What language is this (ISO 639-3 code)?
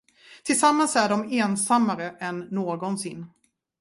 swe